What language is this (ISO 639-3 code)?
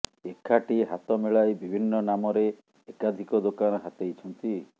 ori